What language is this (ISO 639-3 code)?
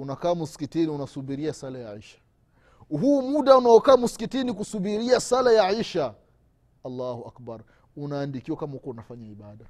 swa